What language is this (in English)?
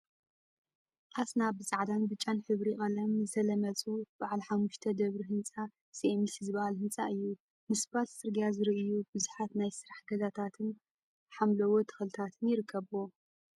Tigrinya